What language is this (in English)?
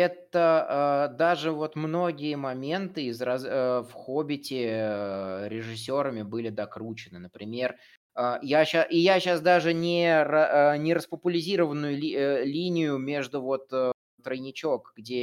Russian